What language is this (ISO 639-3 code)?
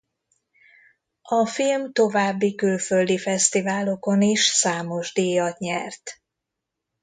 hun